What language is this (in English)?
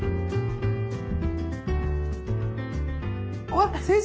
Japanese